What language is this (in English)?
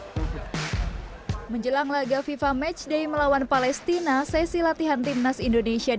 Indonesian